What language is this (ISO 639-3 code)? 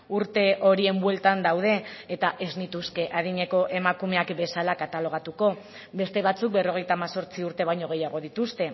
eus